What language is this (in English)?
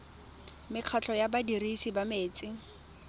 Tswana